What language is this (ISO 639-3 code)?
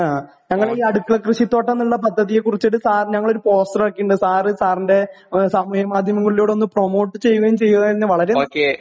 mal